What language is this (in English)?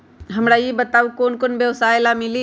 Magahi